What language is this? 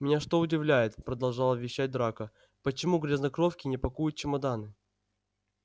Russian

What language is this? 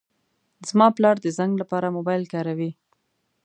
Pashto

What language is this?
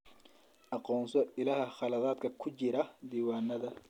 Somali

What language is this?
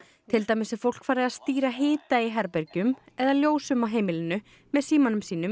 Icelandic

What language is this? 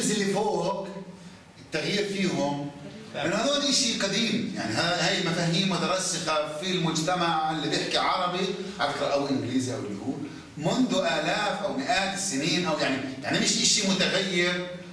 Arabic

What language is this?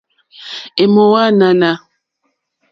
Mokpwe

